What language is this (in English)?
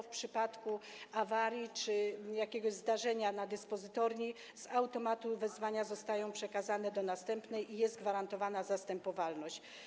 Polish